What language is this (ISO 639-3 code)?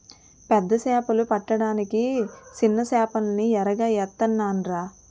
tel